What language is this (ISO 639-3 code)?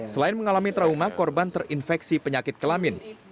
ind